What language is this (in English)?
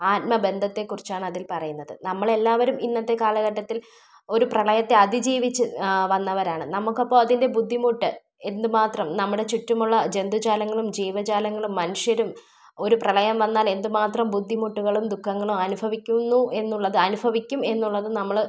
Malayalam